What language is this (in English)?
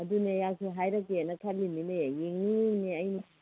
Manipuri